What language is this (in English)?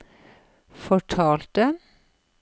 Norwegian